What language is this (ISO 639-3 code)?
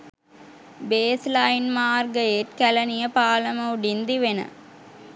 sin